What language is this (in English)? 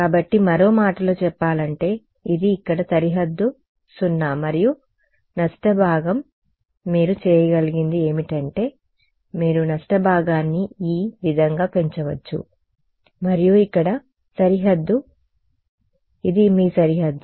Telugu